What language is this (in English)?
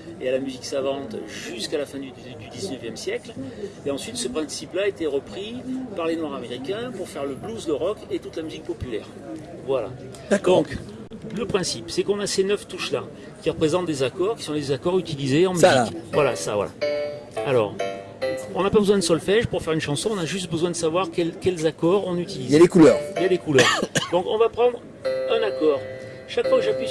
French